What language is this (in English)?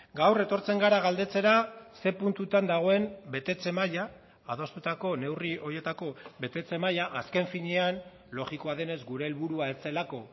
Basque